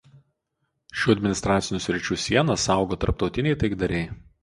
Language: Lithuanian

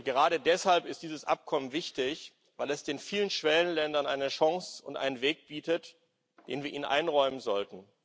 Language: German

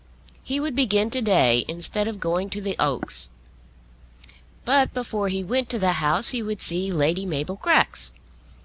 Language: English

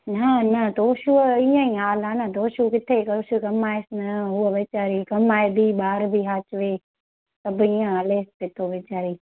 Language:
Sindhi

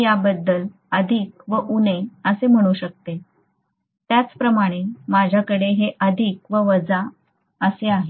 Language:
Marathi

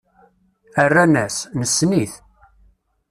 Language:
Kabyle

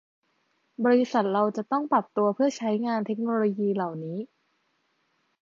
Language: Thai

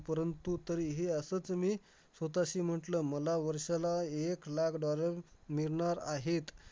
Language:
Marathi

